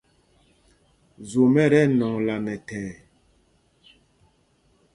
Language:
Mpumpong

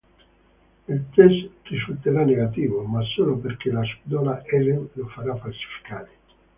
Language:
Italian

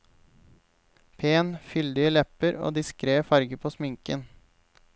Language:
Norwegian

